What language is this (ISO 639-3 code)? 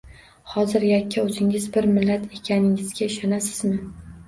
uzb